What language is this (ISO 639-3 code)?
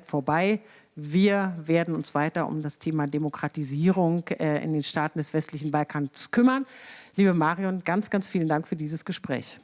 deu